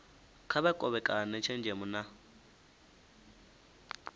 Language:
Venda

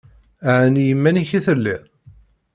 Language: Kabyle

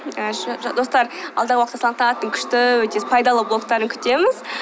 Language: Kazakh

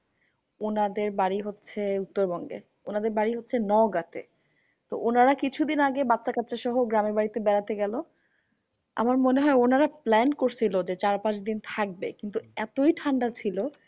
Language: Bangla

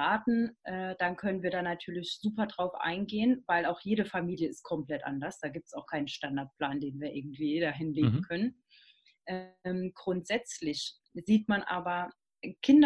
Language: German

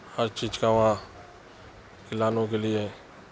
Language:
Urdu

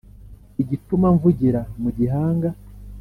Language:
Kinyarwanda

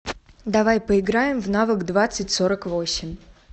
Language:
Russian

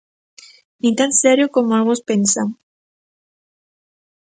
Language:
Galician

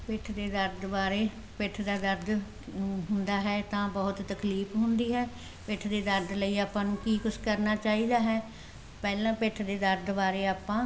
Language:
Punjabi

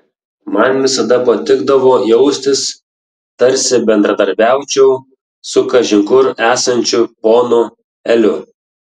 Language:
Lithuanian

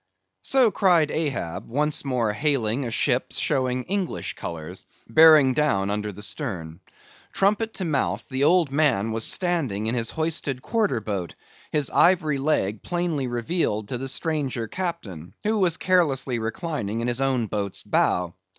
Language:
English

